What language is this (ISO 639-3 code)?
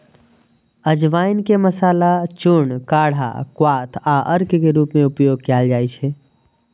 mai